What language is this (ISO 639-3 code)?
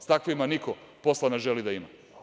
srp